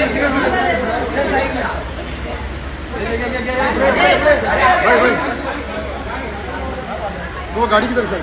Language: Arabic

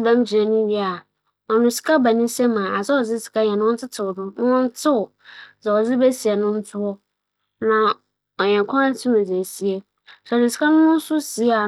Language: Akan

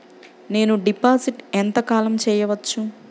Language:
Telugu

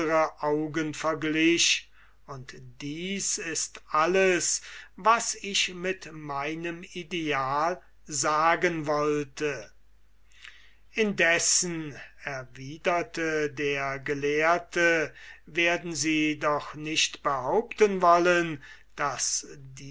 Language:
German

